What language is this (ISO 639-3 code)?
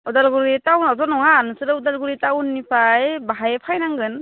brx